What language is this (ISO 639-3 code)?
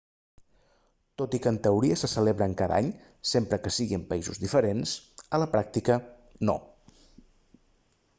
cat